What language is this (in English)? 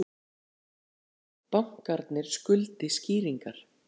Icelandic